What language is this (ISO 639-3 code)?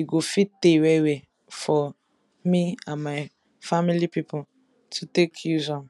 pcm